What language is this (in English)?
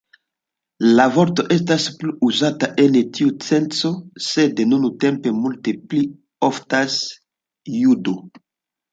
Esperanto